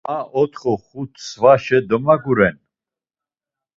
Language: Laz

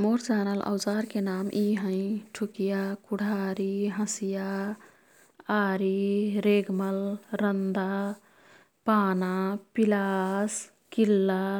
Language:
Kathoriya Tharu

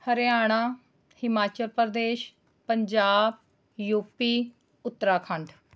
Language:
Punjabi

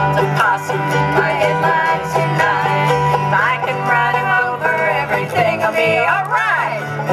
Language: English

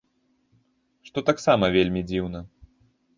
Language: Belarusian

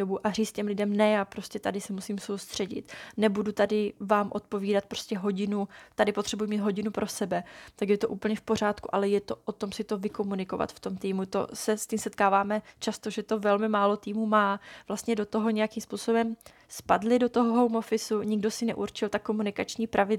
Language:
Czech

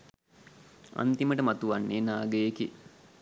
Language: Sinhala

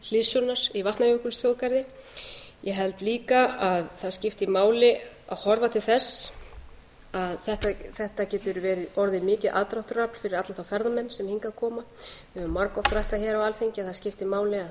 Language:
Icelandic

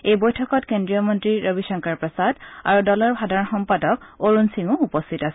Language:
Assamese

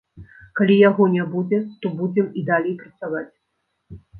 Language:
Belarusian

